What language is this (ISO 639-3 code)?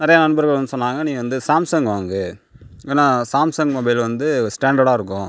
tam